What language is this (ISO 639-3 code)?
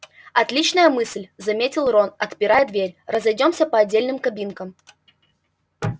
rus